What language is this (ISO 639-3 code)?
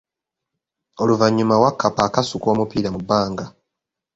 lug